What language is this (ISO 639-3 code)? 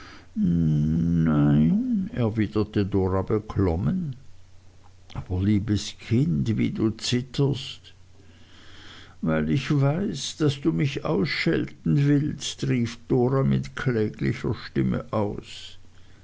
deu